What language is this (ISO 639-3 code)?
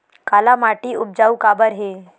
hne